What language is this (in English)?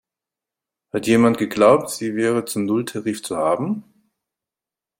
German